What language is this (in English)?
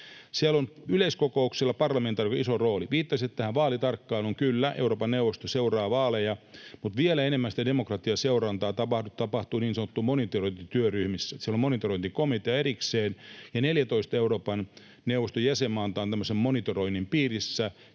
Finnish